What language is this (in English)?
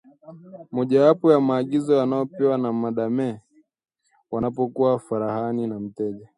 Swahili